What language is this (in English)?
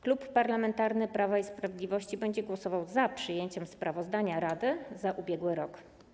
Polish